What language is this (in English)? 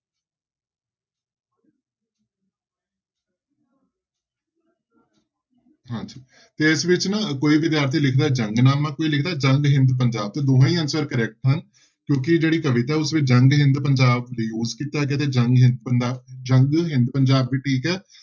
Punjabi